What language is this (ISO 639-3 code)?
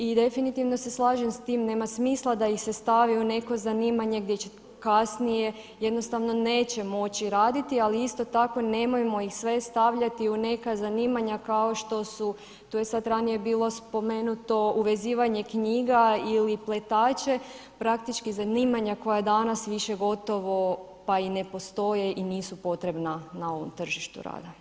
hrv